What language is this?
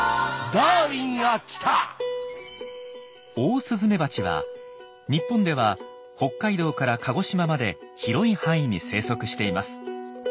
Japanese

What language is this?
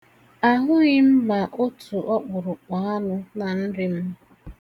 Igbo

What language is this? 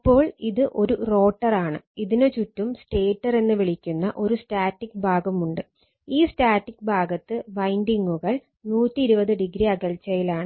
Malayalam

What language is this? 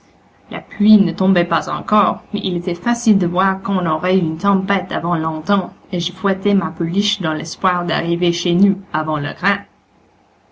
French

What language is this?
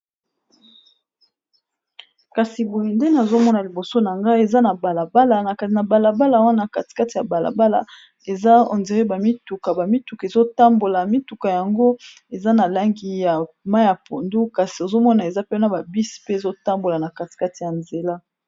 Lingala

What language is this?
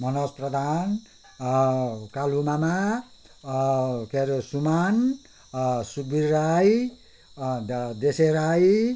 Nepali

